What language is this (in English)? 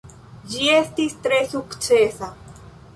Esperanto